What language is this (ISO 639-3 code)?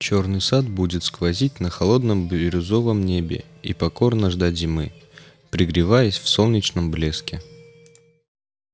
rus